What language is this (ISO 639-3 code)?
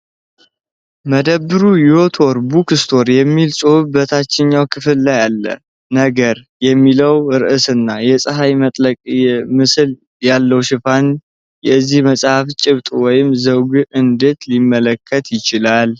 amh